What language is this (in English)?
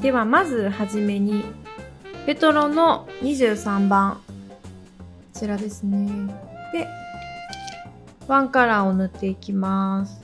Japanese